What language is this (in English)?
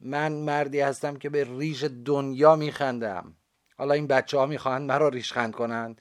Persian